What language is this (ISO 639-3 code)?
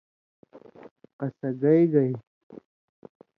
mvy